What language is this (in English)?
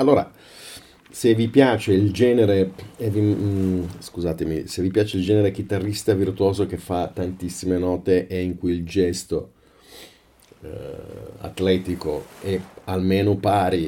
Italian